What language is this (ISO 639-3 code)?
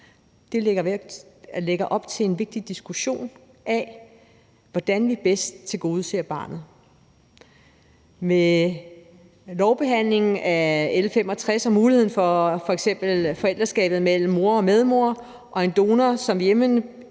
dan